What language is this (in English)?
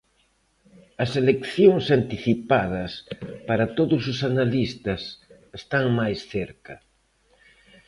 Galician